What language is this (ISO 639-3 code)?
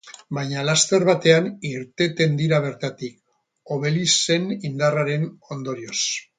eus